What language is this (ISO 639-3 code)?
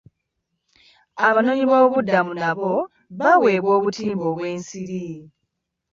lug